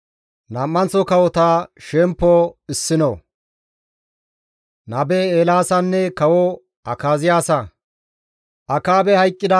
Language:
Gamo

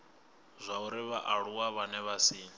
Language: Venda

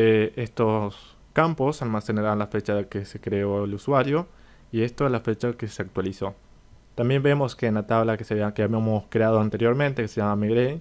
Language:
Spanish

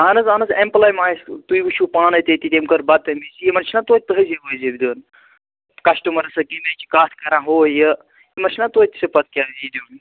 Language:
Kashmiri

